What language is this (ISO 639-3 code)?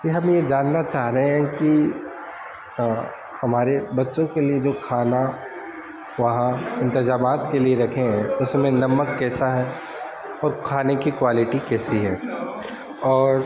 urd